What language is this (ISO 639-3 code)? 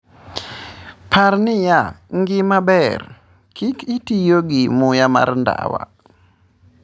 luo